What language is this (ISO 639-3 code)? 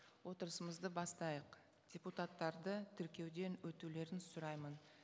kaz